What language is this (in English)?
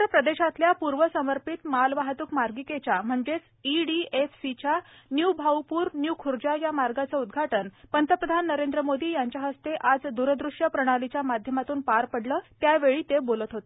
Marathi